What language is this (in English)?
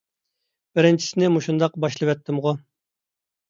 Uyghur